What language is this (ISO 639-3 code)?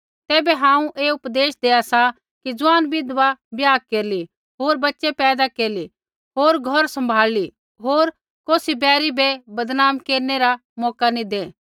kfx